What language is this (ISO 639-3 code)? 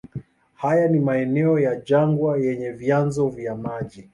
swa